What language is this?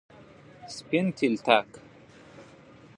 Pashto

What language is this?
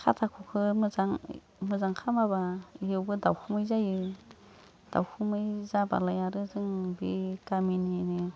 Bodo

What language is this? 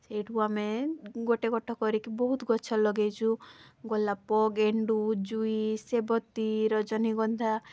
Odia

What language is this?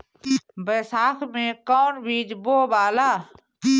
Bhojpuri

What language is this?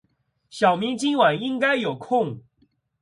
Chinese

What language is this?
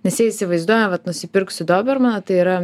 Lithuanian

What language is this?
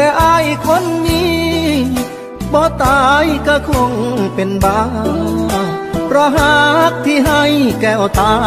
Thai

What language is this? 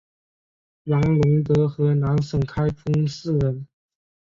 Chinese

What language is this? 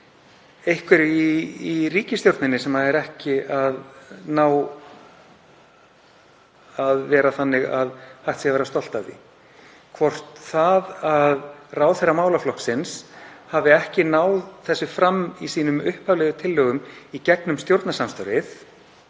Icelandic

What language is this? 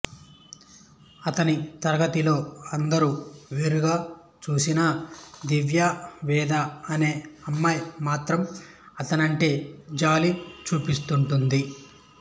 Telugu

